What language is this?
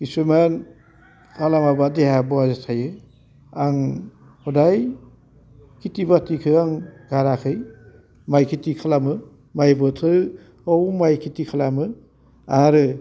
Bodo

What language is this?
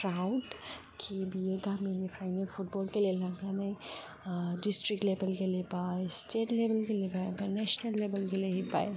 Bodo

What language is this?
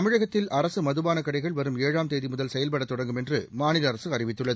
Tamil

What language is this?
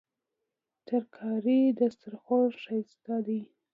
Pashto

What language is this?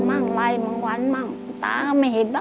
Thai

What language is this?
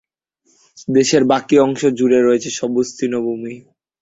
Bangla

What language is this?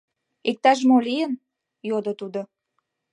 Mari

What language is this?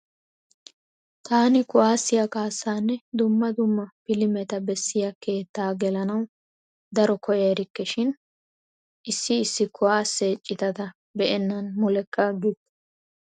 Wolaytta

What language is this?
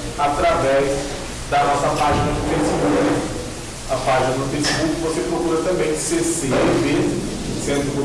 Portuguese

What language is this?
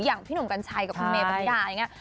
Thai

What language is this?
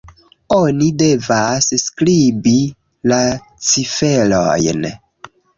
Esperanto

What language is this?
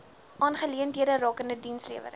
Afrikaans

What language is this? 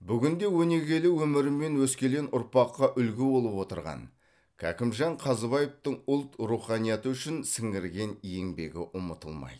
Kazakh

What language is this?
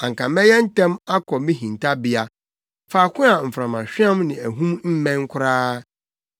Akan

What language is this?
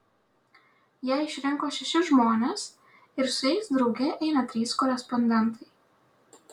Lithuanian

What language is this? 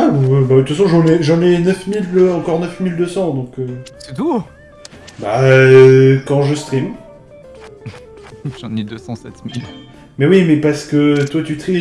French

